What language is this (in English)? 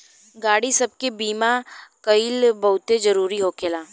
Bhojpuri